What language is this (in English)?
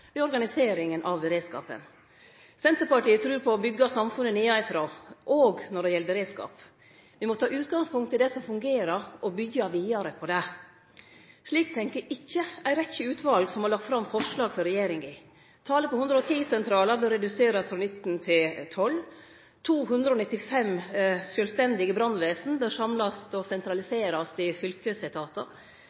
Norwegian Nynorsk